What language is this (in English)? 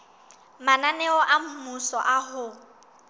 Southern Sotho